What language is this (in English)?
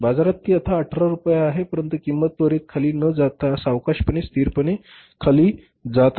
Marathi